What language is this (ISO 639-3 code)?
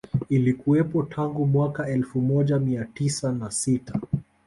swa